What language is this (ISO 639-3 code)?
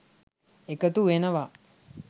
sin